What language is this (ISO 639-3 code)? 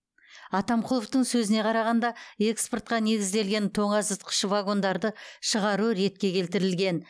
kaz